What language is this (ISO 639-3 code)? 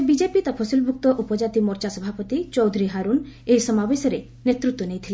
ori